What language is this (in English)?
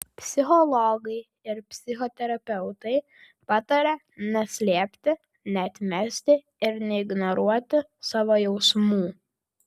Lithuanian